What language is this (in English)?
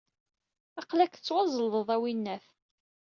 Kabyle